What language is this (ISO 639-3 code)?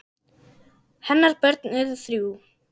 isl